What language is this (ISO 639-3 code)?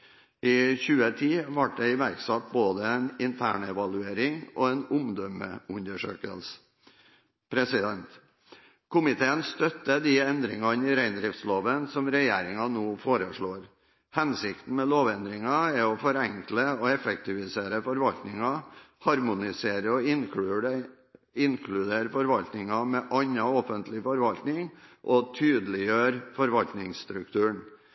nob